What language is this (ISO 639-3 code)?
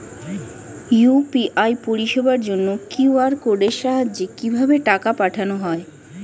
ben